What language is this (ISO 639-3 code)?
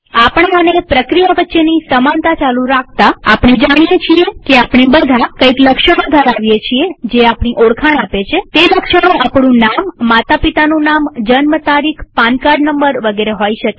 guj